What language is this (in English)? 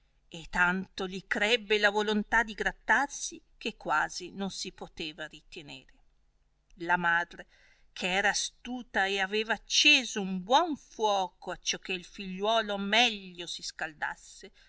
Italian